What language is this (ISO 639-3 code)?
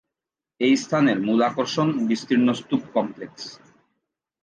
ben